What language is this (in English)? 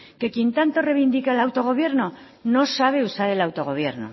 Spanish